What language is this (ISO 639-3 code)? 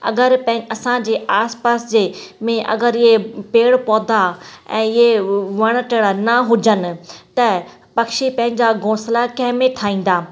snd